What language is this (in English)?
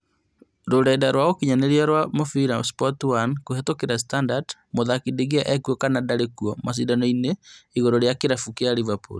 Kikuyu